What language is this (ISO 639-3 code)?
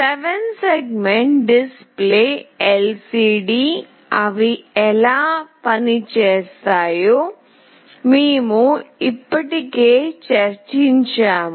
tel